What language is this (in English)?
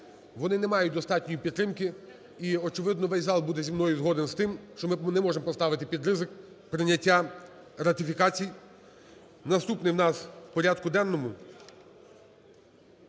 Ukrainian